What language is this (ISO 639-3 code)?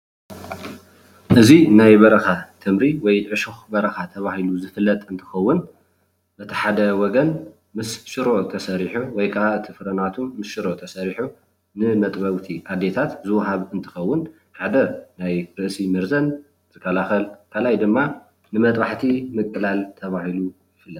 tir